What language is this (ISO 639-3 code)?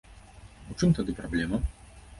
bel